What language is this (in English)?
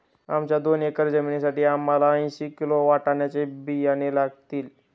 Marathi